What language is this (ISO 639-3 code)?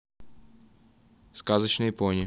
rus